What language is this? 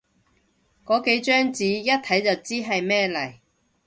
Cantonese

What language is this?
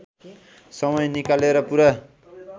Nepali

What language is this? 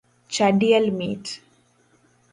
Luo (Kenya and Tanzania)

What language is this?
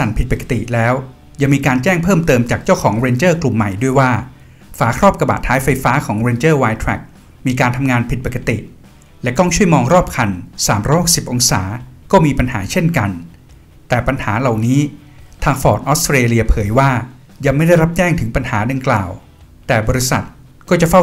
Thai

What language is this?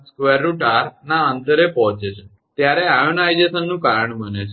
Gujarati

